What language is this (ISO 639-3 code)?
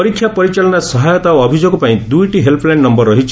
ori